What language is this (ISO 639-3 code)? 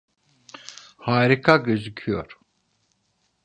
tur